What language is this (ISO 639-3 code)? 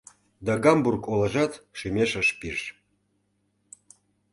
chm